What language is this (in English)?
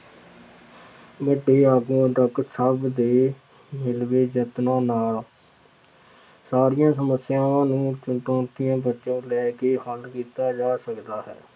Punjabi